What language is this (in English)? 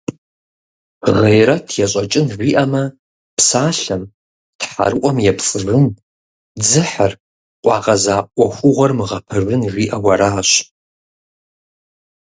Kabardian